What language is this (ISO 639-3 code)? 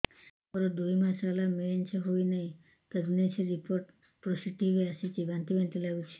ori